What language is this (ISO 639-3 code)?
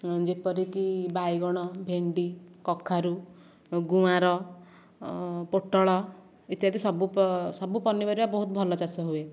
ori